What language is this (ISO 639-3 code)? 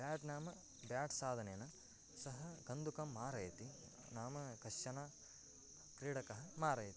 san